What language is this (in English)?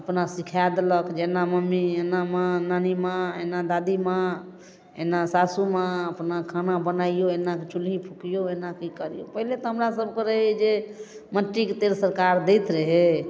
Maithili